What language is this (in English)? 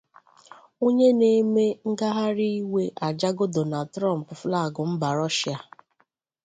Igbo